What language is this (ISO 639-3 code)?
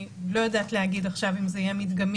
heb